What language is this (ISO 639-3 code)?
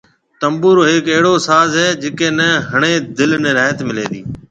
mve